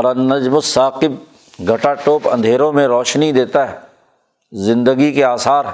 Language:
Urdu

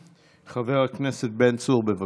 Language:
Hebrew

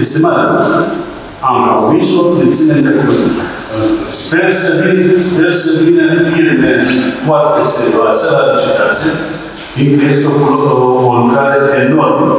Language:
Romanian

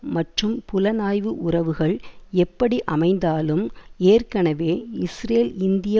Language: Tamil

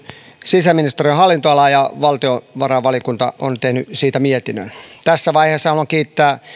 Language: Finnish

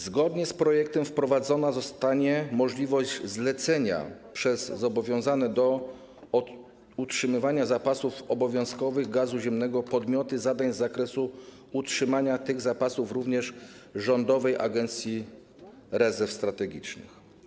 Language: Polish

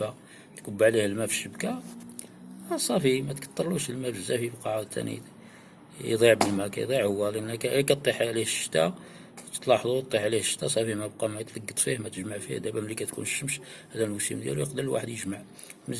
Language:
Arabic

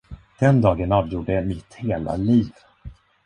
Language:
Swedish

